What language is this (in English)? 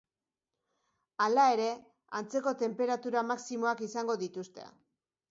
Basque